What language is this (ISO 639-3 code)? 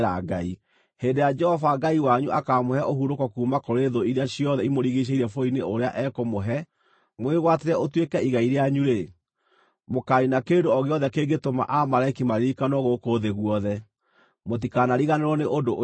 kik